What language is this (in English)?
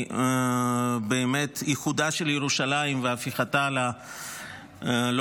Hebrew